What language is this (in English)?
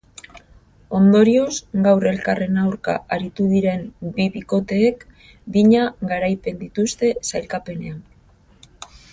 Basque